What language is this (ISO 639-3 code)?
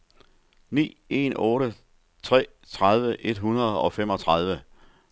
dan